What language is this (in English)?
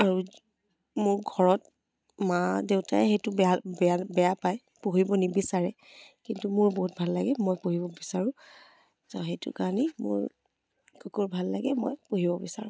Assamese